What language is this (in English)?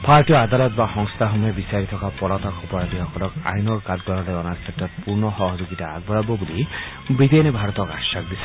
Assamese